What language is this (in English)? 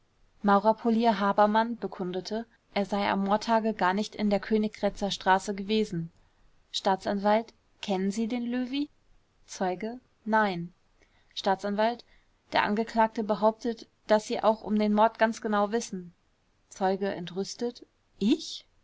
German